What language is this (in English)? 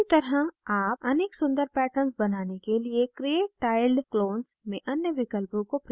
Hindi